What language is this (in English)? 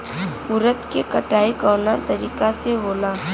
Bhojpuri